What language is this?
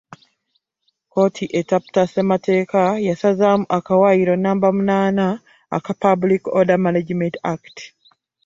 Ganda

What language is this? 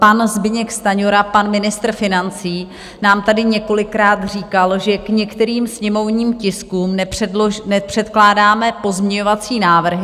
Czech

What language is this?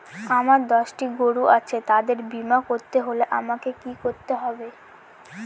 Bangla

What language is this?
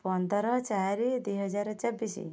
Odia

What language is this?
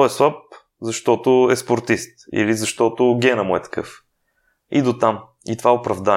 Bulgarian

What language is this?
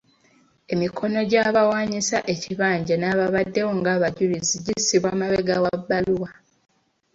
Ganda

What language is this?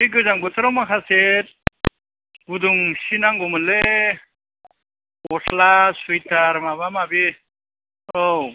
Bodo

